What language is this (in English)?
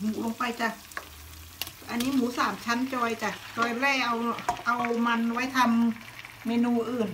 Thai